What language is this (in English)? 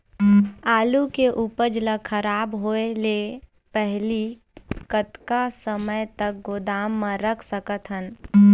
Chhattisgarhi